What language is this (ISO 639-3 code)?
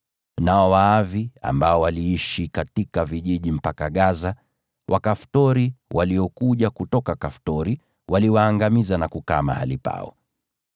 swa